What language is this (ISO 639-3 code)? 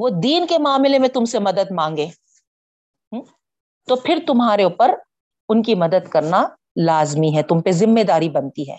urd